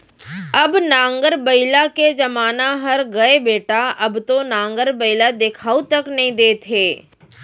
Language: Chhattisgarhi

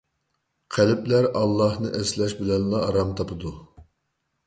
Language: Uyghur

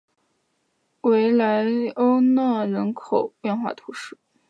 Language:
Chinese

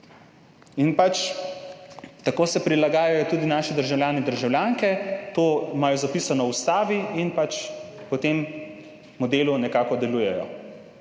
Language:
Slovenian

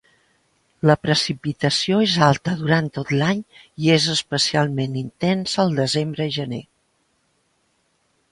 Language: Catalan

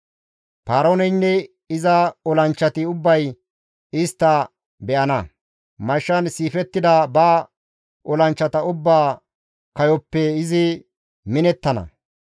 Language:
Gamo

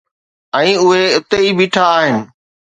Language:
Sindhi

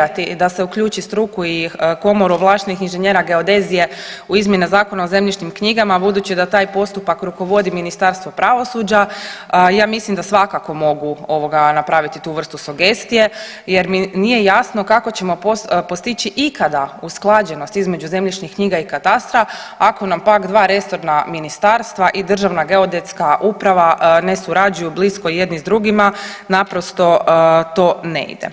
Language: Croatian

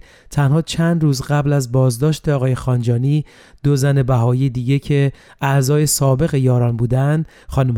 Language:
Persian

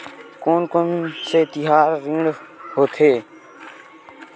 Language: Chhattisgarhi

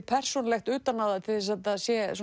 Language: Icelandic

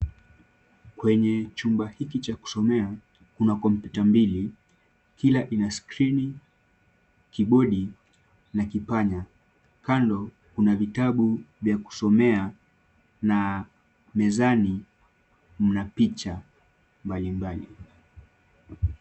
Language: Swahili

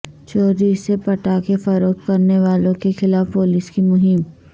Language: Urdu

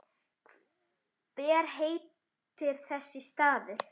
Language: Icelandic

